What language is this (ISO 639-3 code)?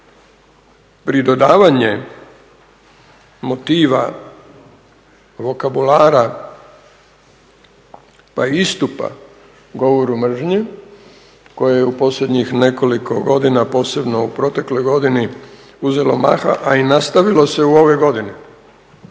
hrv